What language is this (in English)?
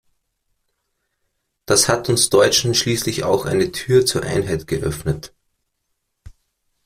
German